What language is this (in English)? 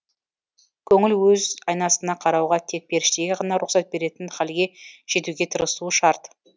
Kazakh